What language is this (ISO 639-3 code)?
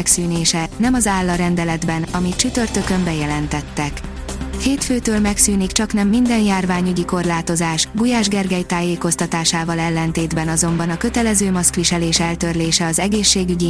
hun